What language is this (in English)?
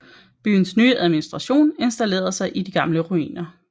Danish